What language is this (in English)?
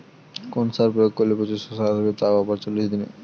Bangla